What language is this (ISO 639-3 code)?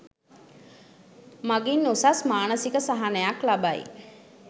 sin